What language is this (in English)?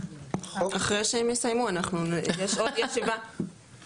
Hebrew